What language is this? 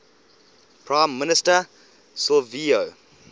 English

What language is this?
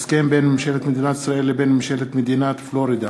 Hebrew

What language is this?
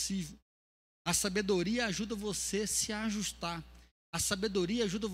Portuguese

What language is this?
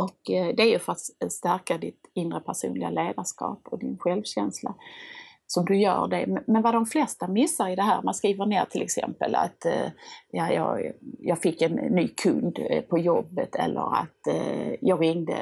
Swedish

